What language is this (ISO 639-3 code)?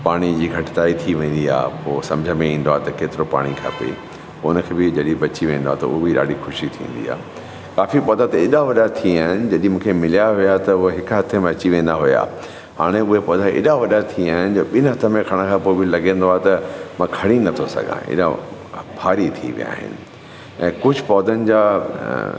snd